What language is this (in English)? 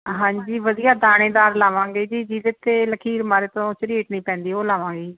Punjabi